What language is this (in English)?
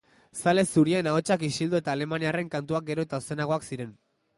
Basque